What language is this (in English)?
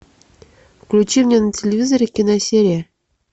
Russian